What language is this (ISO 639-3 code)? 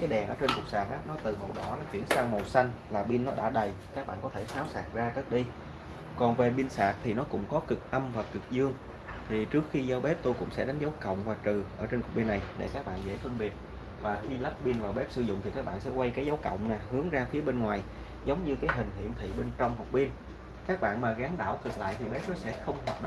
vie